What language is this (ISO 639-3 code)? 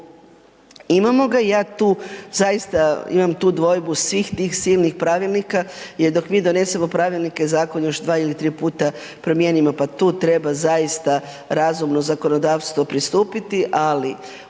hrv